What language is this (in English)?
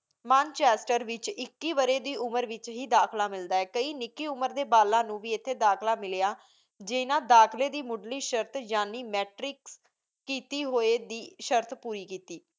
Punjabi